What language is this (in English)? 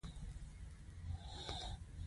Pashto